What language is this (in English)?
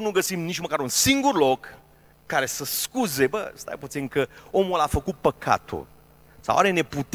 Romanian